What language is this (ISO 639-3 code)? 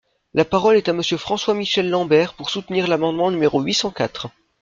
fra